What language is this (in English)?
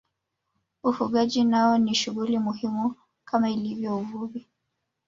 Swahili